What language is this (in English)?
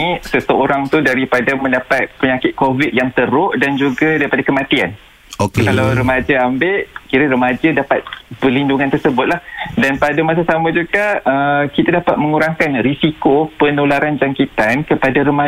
Malay